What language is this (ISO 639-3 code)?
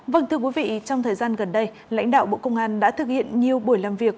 vie